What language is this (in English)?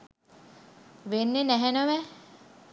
Sinhala